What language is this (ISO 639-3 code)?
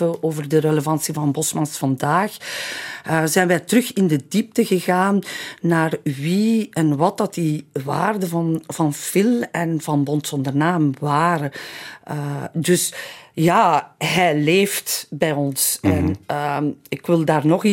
nld